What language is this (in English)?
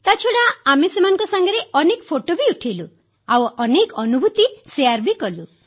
Odia